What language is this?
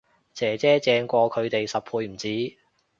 Cantonese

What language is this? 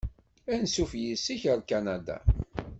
Kabyle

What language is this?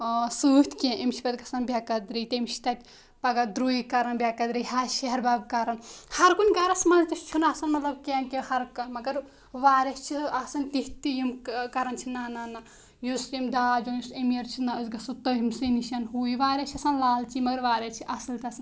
Kashmiri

